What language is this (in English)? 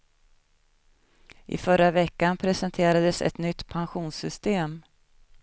Swedish